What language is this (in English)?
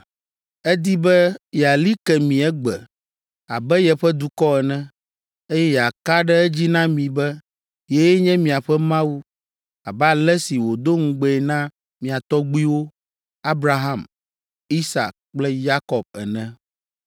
Ewe